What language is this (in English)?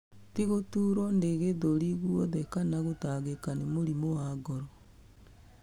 Kikuyu